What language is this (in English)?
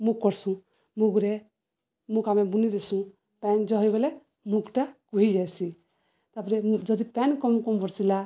Odia